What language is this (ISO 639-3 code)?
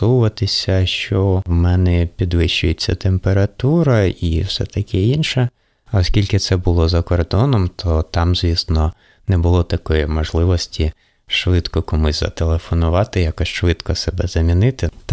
ukr